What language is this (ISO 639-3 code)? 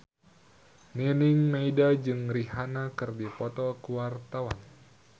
sun